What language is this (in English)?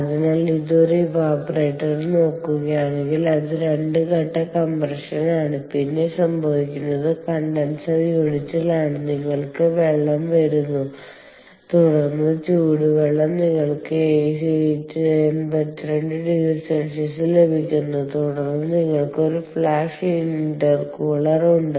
Malayalam